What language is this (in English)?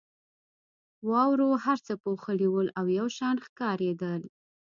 Pashto